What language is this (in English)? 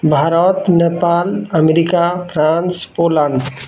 Odia